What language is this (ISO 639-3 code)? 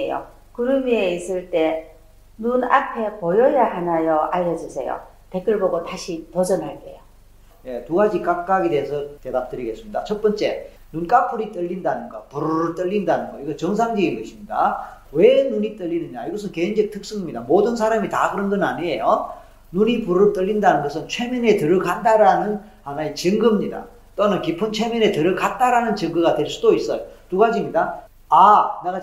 kor